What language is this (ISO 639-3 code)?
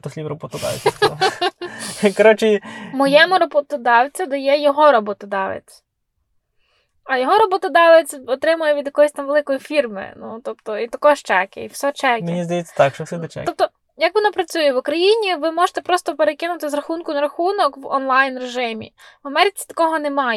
ukr